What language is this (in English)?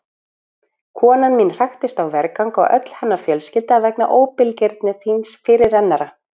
Icelandic